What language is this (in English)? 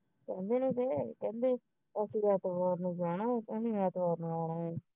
Punjabi